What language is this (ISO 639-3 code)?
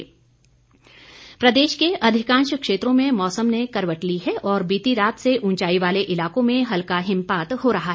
hin